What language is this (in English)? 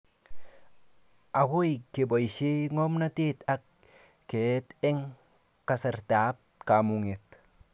Kalenjin